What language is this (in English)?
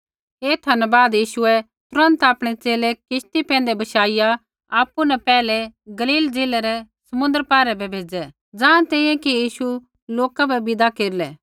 Kullu Pahari